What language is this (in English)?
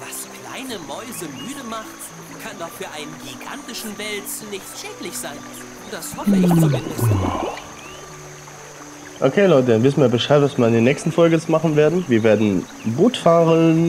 German